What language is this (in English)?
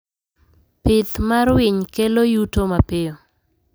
Luo (Kenya and Tanzania)